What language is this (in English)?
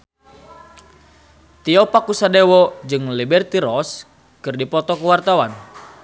Sundanese